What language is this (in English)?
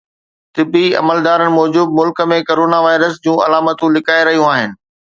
Sindhi